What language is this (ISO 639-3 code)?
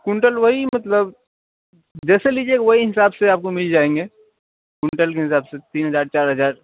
urd